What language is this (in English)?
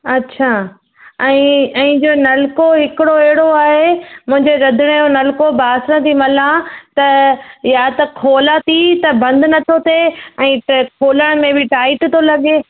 Sindhi